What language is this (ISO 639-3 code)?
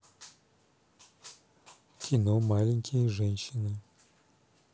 rus